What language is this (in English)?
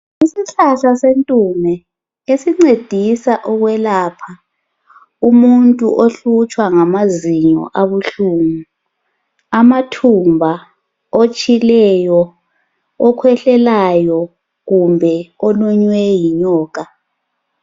North Ndebele